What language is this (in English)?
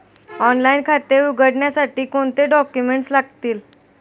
Marathi